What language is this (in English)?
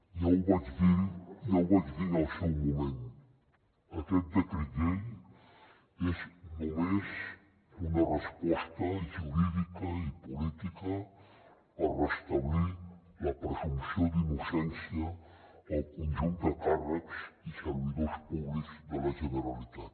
Catalan